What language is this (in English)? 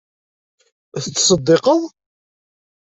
Kabyle